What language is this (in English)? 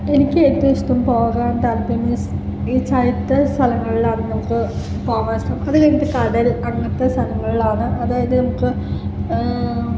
Malayalam